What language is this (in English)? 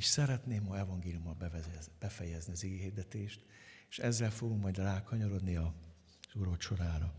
Hungarian